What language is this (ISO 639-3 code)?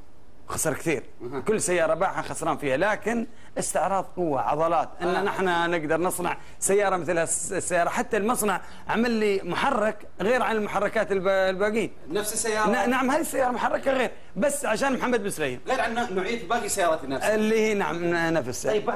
ara